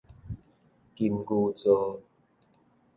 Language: Min Nan Chinese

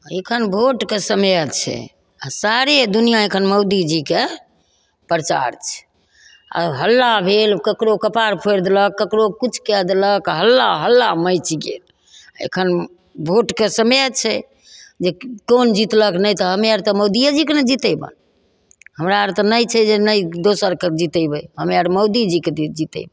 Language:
Maithili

